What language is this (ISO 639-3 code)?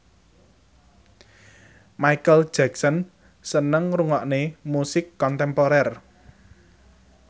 jav